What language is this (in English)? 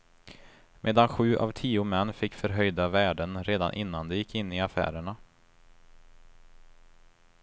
Swedish